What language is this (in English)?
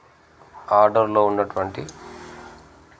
Telugu